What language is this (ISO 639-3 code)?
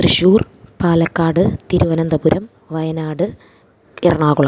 mal